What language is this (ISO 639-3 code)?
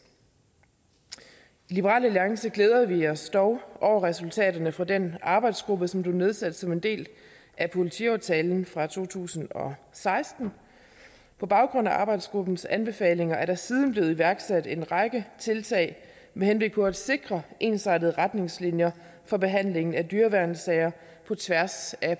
dan